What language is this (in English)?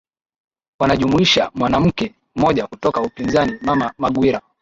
Swahili